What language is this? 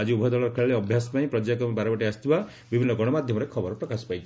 Odia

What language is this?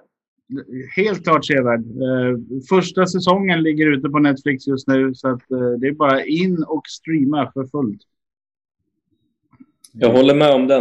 Swedish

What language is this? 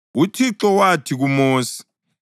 North Ndebele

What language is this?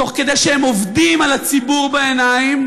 Hebrew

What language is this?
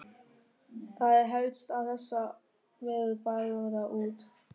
Icelandic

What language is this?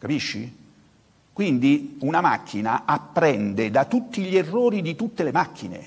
Italian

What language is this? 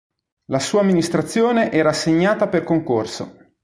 Italian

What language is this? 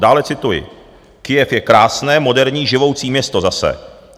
Czech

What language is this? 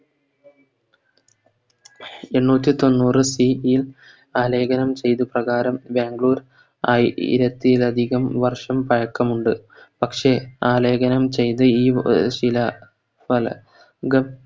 Malayalam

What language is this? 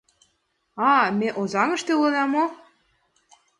Mari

